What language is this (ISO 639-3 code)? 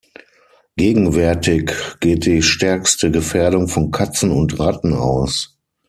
deu